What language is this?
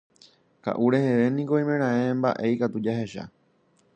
Guarani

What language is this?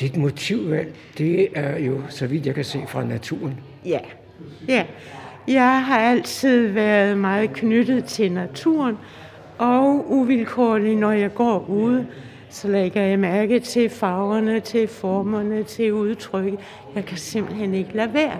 Danish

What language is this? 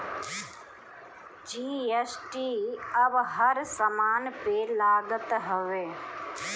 Bhojpuri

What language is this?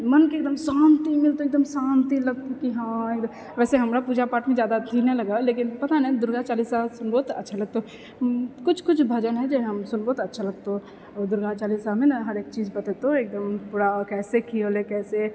Maithili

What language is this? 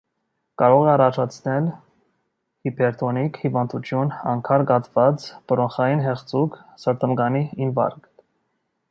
Armenian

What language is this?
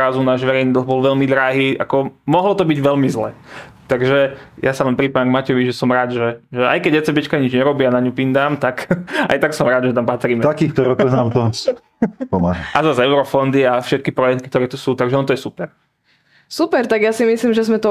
Slovak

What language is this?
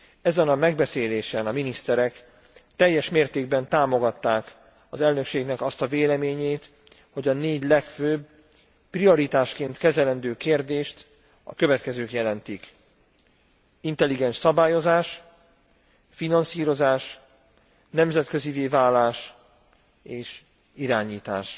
Hungarian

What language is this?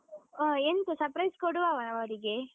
Kannada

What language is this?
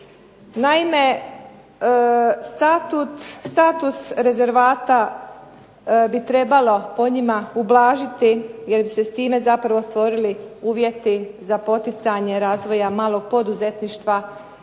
Croatian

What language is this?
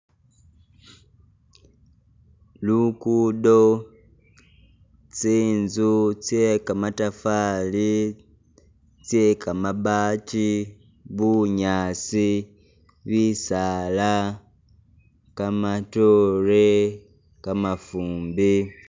Masaaba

